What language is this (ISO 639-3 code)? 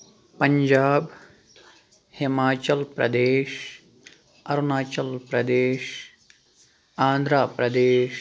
kas